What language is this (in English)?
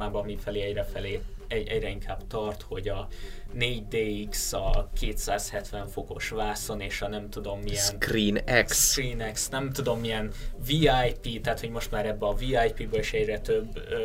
Hungarian